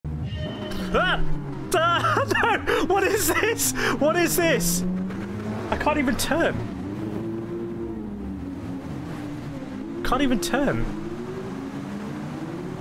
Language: English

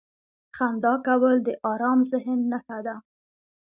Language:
Pashto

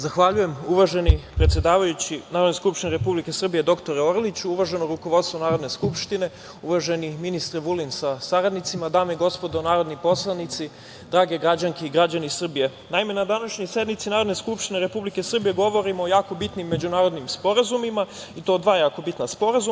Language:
Serbian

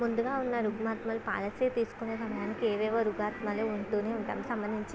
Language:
Telugu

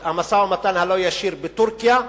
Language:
Hebrew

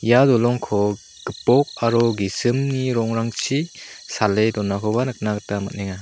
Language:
Garo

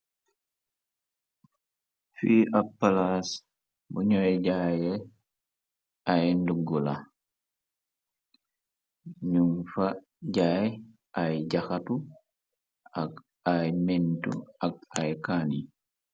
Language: Wolof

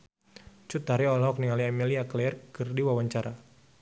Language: Sundanese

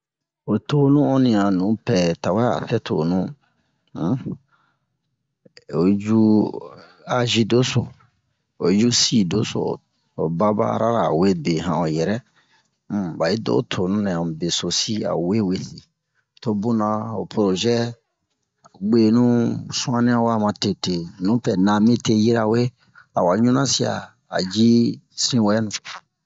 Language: Bomu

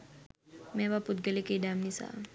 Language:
Sinhala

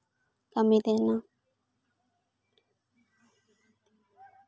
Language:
Santali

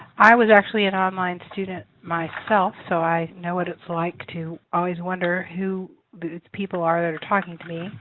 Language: English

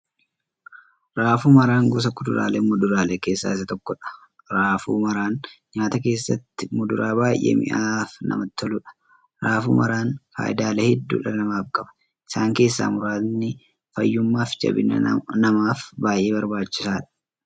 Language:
Oromo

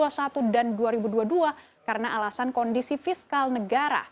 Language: Indonesian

